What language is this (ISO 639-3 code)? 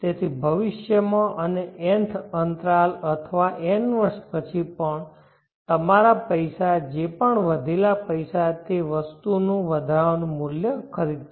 guj